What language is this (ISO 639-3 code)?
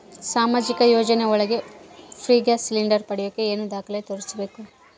kan